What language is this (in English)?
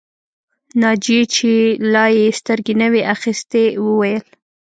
Pashto